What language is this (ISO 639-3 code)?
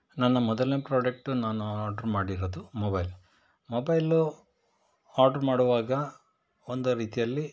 kan